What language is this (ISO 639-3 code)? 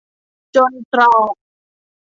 tha